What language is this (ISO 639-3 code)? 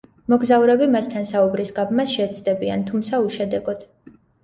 kat